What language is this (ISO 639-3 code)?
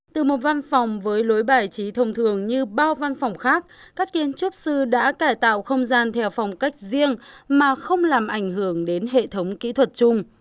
vie